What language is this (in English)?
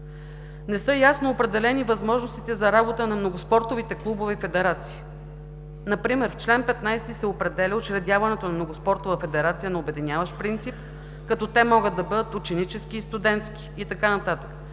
Bulgarian